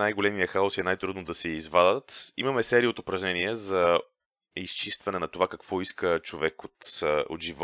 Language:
Bulgarian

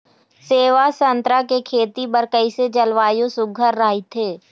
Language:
Chhattisgarhi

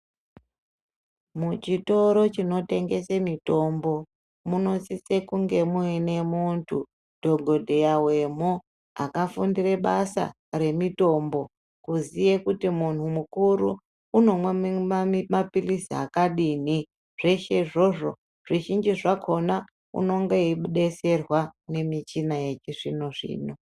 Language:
Ndau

